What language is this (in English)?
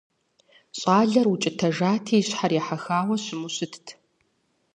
Kabardian